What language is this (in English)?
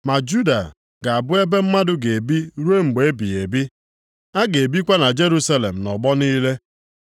Igbo